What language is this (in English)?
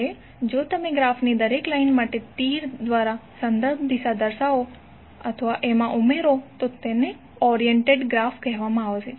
Gujarati